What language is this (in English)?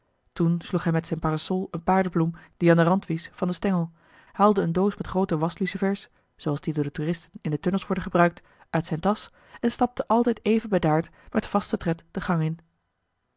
Dutch